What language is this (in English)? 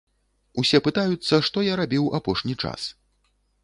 Belarusian